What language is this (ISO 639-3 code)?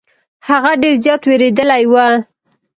pus